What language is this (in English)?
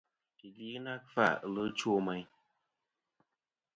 Kom